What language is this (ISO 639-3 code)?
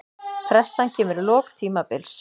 isl